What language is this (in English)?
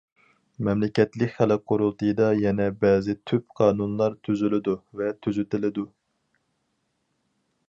Uyghur